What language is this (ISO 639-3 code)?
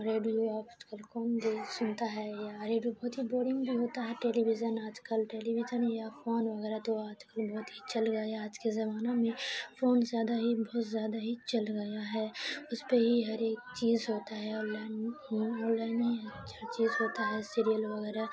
urd